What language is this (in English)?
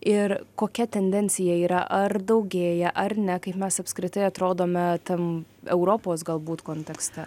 Lithuanian